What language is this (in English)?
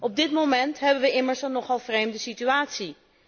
Dutch